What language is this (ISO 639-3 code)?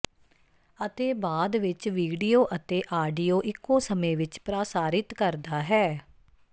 pan